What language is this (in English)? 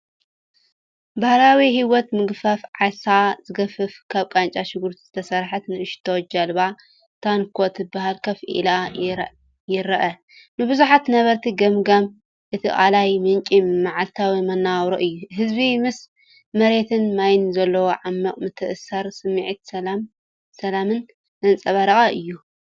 Tigrinya